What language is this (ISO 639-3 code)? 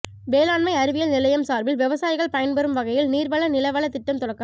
tam